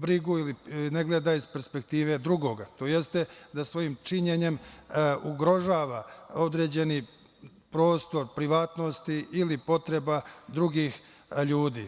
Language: Serbian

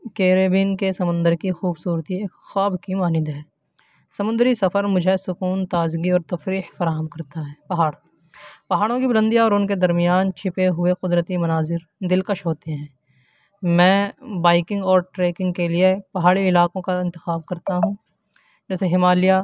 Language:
Urdu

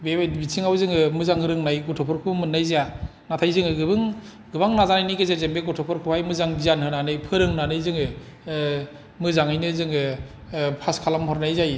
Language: Bodo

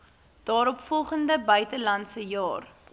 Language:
Afrikaans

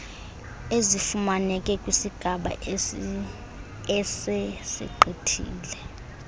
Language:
Xhosa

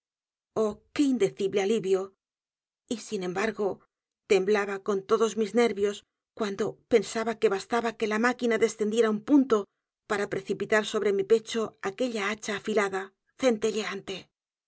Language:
Spanish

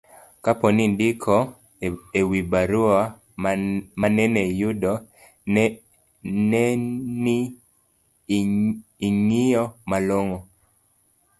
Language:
Luo (Kenya and Tanzania)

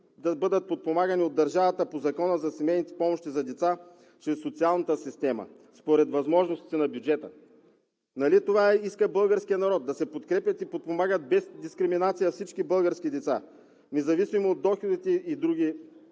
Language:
Bulgarian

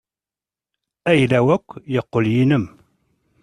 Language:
Kabyle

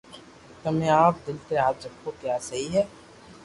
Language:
Loarki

